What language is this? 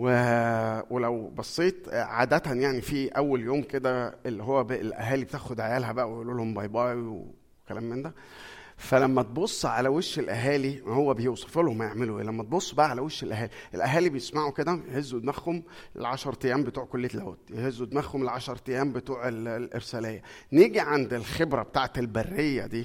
Arabic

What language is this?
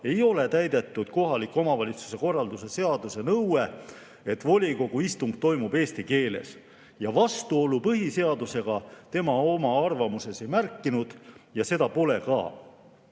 Estonian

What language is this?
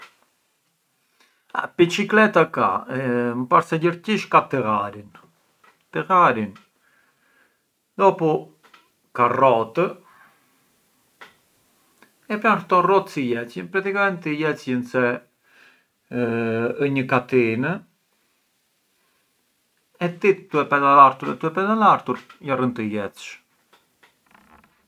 Arbëreshë Albanian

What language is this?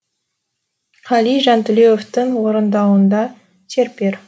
Kazakh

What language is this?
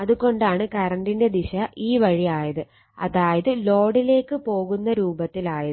Malayalam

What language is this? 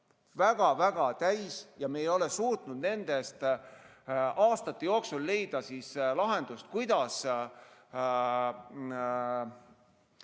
Estonian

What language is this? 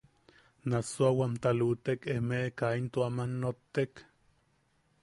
Yaqui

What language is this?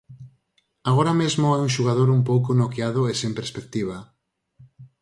Galician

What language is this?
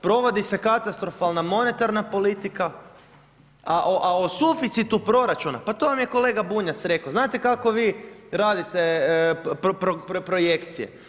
Croatian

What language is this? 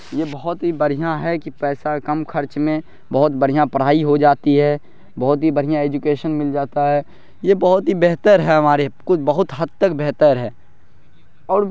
Urdu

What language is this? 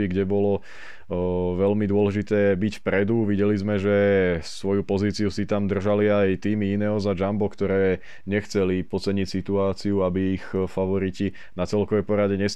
Slovak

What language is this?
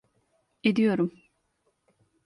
Turkish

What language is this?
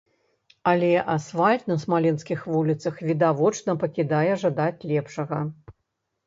Belarusian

